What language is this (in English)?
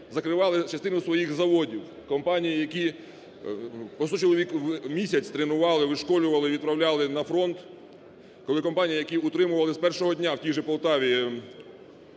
Ukrainian